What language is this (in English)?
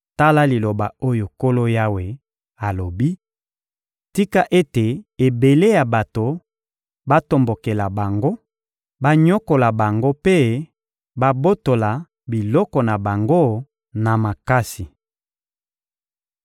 Lingala